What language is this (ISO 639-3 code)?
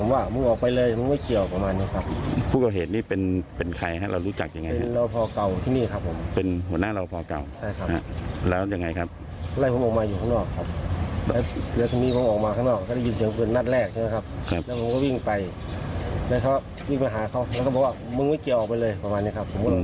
tha